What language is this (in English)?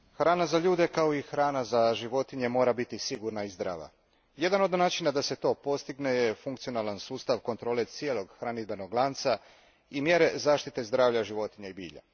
Croatian